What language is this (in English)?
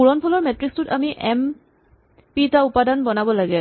Assamese